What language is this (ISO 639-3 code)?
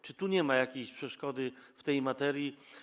pol